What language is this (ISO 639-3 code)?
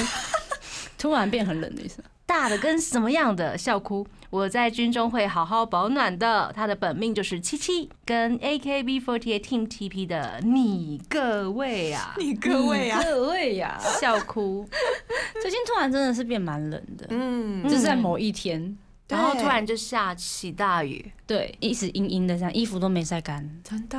zho